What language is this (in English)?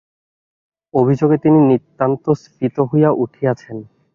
Bangla